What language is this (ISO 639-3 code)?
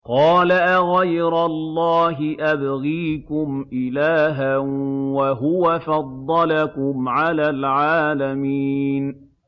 ara